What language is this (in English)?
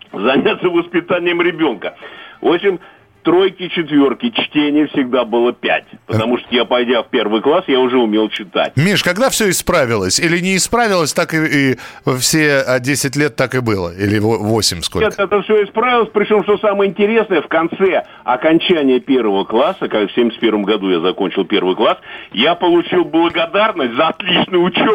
Russian